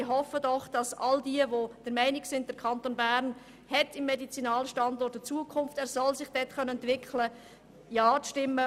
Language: Swiss German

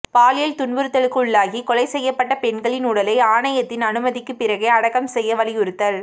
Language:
Tamil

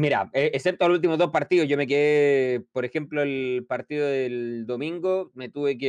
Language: Spanish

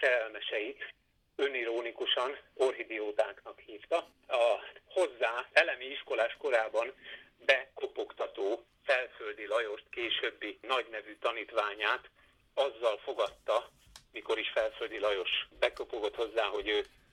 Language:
Hungarian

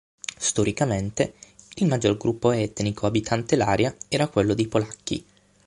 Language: Italian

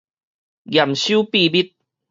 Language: Min Nan Chinese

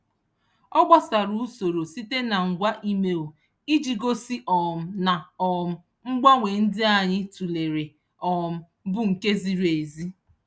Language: Igbo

